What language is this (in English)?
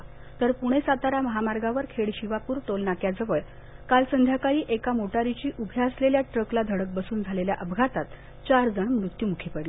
Marathi